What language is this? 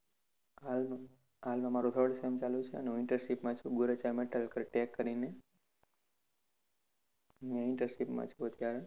Gujarati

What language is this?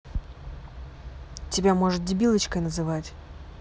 Russian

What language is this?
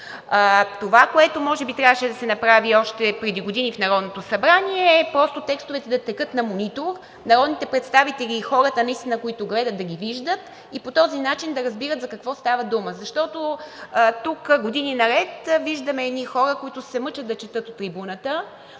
Bulgarian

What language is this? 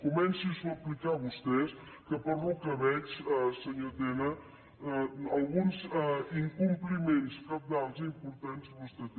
Catalan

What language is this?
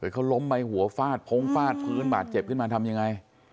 Thai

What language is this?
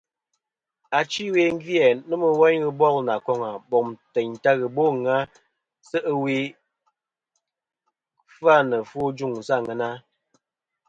Kom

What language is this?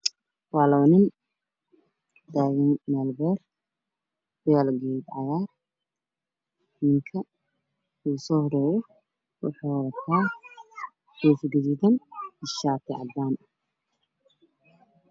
Somali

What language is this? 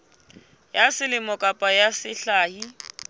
Southern Sotho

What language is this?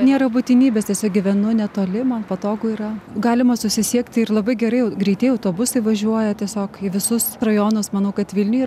Lithuanian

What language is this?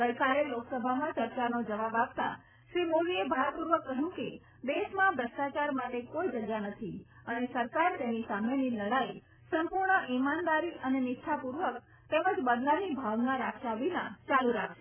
Gujarati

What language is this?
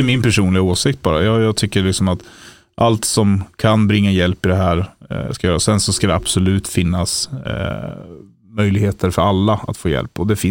Swedish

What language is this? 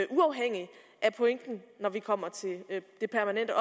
Danish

